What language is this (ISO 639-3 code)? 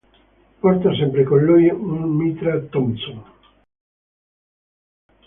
ita